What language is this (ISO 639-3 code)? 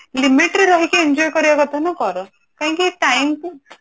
ori